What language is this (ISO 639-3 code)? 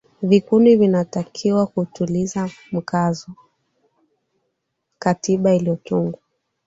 swa